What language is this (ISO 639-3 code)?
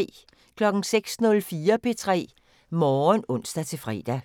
dan